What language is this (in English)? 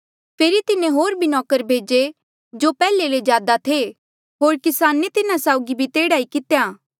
Mandeali